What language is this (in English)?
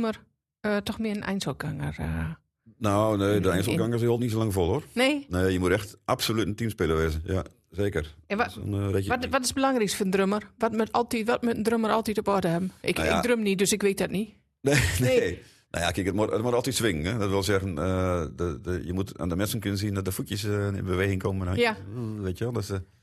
Dutch